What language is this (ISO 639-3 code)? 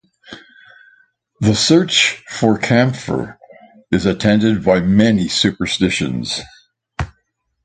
eng